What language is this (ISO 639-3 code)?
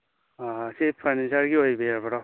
mni